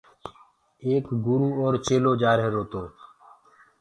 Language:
Gurgula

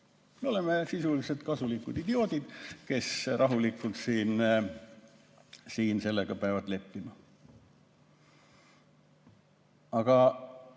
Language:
Estonian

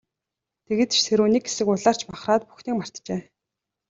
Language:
Mongolian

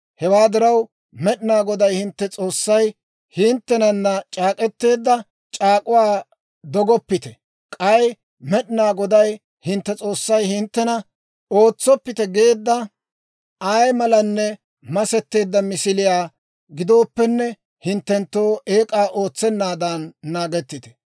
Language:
Dawro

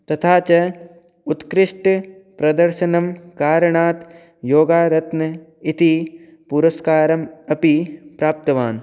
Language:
Sanskrit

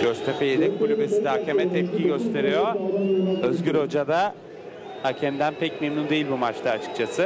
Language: Turkish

